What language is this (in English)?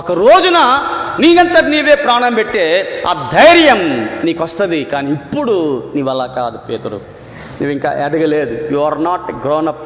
Telugu